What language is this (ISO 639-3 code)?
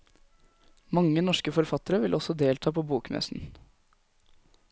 nor